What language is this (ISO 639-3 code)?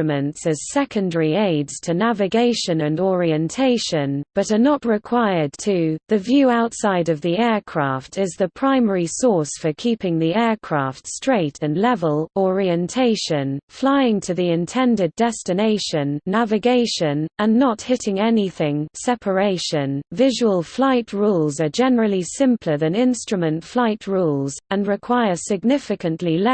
eng